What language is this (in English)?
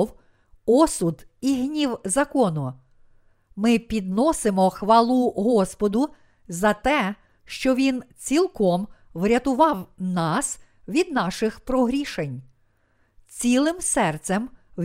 Ukrainian